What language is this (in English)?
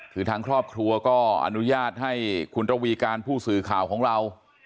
Thai